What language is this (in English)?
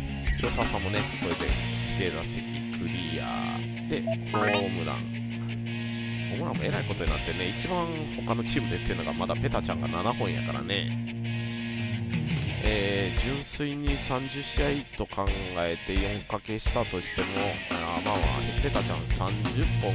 Japanese